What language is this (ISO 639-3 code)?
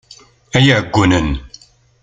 kab